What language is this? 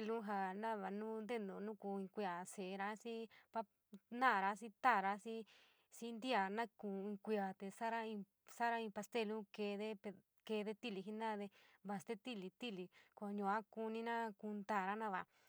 San Miguel El Grande Mixtec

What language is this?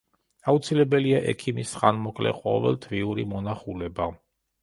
Georgian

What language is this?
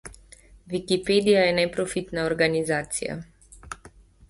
Slovenian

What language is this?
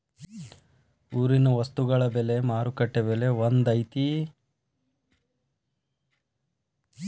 Kannada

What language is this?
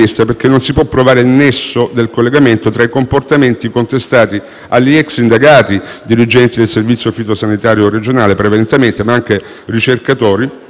Italian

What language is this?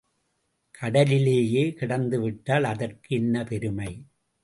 Tamil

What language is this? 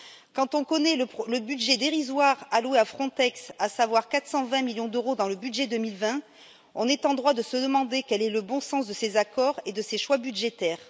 French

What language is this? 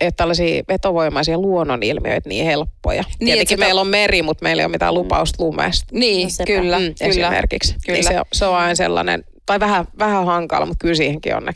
Finnish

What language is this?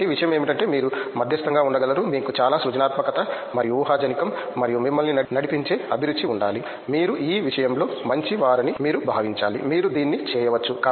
Telugu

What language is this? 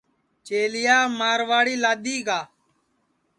Sansi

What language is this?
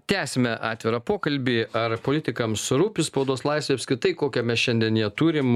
Lithuanian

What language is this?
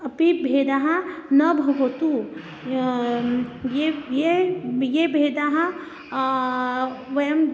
Sanskrit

